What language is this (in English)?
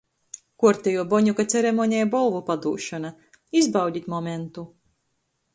Latgalian